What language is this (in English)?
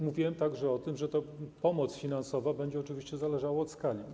Polish